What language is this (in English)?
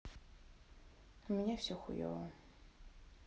Russian